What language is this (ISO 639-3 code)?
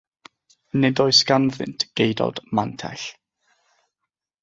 cym